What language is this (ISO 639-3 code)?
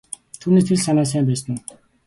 mon